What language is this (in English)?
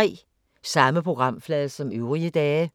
Danish